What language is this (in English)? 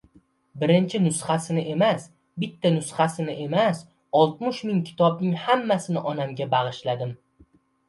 Uzbek